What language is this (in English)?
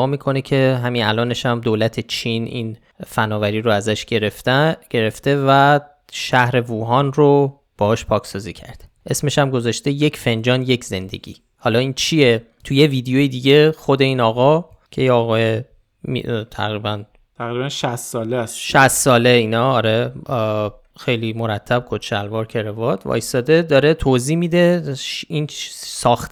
Persian